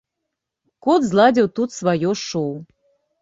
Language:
Belarusian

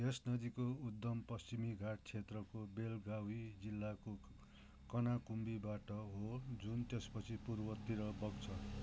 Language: Nepali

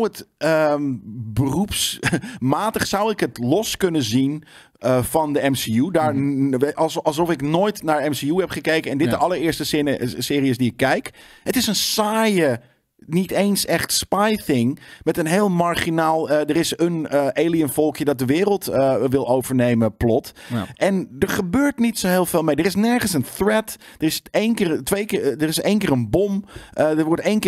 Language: Dutch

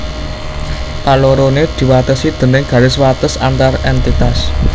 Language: Javanese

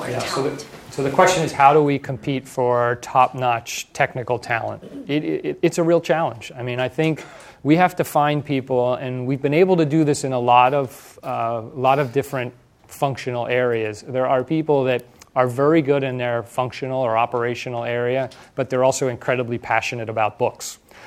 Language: English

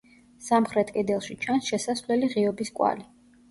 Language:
Georgian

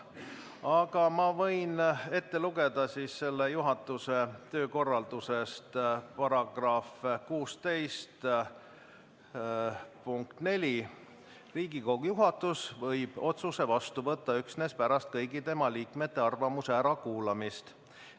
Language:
Estonian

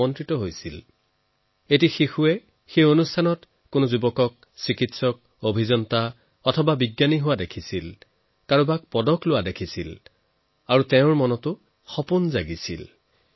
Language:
Assamese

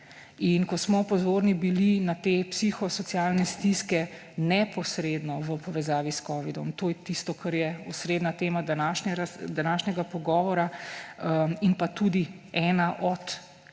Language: Slovenian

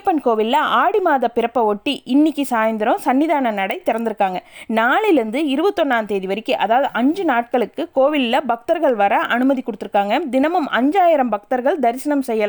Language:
Tamil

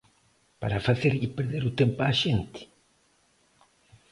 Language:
Galician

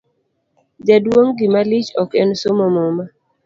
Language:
Luo (Kenya and Tanzania)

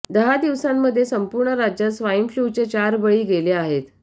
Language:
Marathi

